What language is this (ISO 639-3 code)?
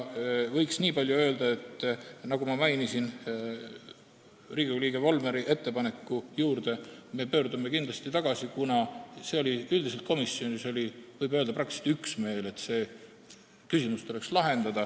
est